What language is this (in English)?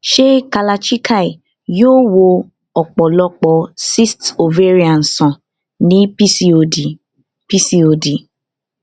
Yoruba